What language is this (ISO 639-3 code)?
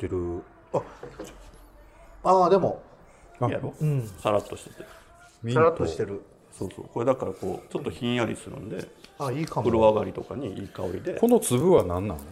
jpn